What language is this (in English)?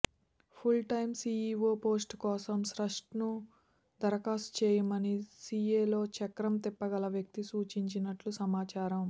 Telugu